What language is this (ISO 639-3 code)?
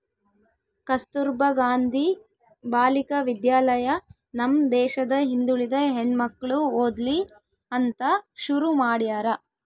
kan